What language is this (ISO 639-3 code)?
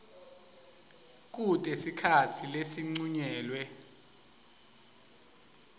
ssw